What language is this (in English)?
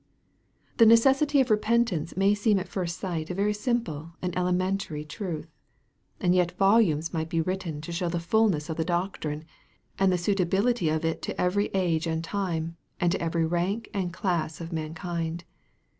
English